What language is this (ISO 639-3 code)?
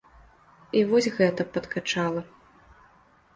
bel